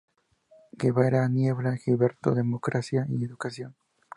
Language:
Spanish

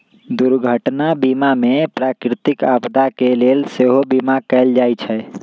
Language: Magahi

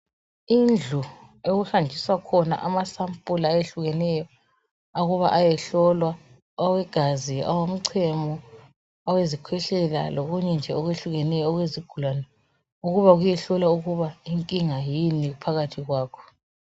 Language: North Ndebele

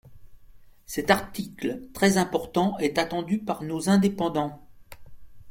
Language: French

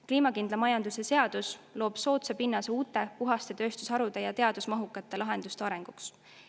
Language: Estonian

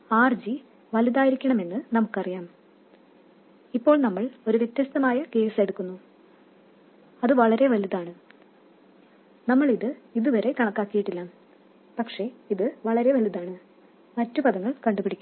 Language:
Malayalam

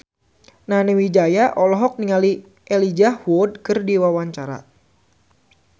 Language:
Sundanese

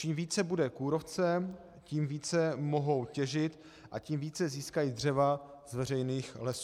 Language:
Czech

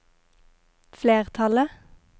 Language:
Norwegian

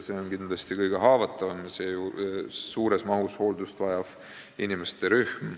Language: Estonian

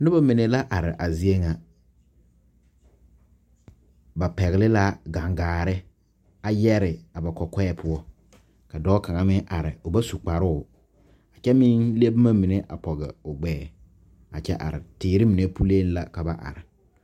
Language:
Southern Dagaare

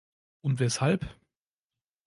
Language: German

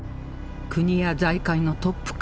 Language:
Japanese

